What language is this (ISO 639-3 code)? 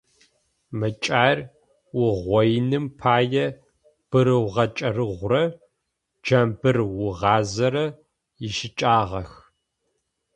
ady